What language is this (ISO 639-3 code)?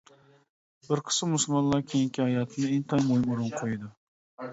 uig